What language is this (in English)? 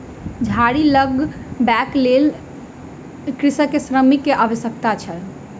Maithili